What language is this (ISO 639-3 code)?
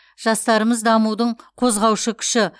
kaz